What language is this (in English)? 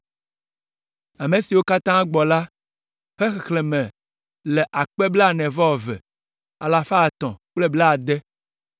Ewe